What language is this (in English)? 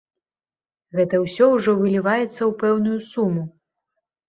Belarusian